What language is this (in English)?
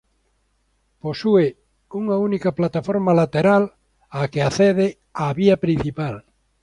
Galician